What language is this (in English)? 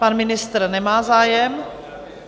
Czech